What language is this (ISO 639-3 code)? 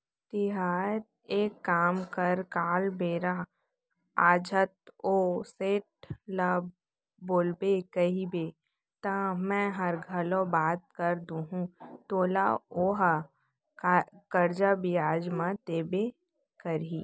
hne